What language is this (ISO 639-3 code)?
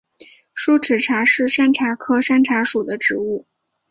zho